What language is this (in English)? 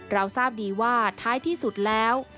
Thai